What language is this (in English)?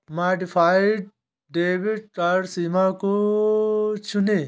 Hindi